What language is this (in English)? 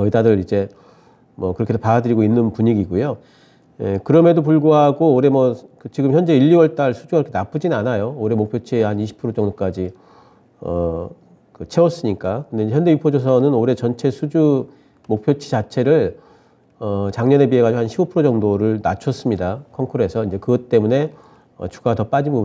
Korean